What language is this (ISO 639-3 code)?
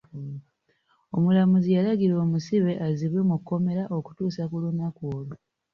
lug